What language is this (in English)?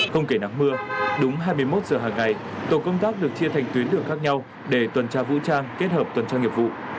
Vietnamese